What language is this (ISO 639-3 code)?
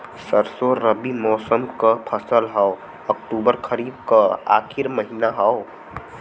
bho